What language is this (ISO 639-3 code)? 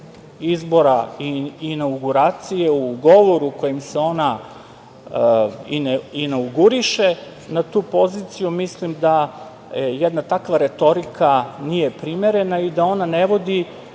srp